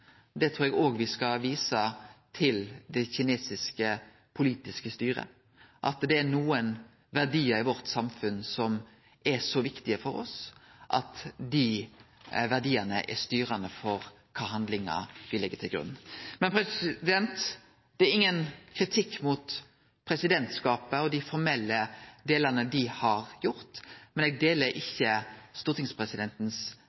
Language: Norwegian Nynorsk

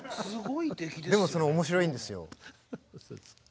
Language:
Japanese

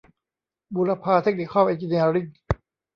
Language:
Thai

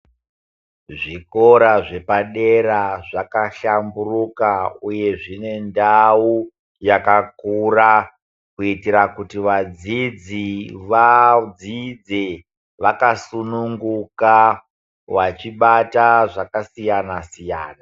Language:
Ndau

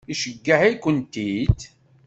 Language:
Kabyle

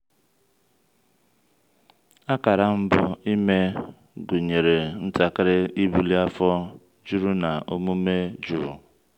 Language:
Igbo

